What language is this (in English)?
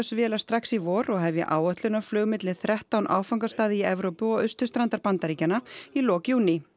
Icelandic